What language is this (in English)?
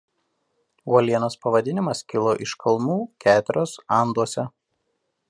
Lithuanian